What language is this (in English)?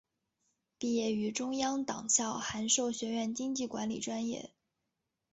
Chinese